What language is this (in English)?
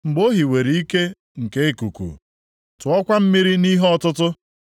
Igbo